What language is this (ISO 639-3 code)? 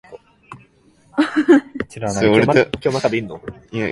jpn